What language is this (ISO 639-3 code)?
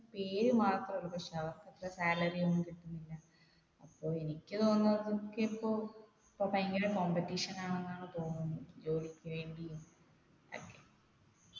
mal